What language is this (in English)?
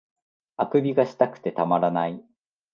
Japanese